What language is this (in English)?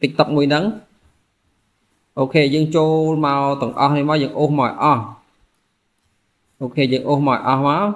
Vietnamese